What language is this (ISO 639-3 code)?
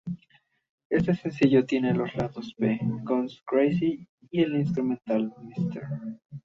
spa